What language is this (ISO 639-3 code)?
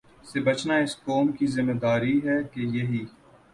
urd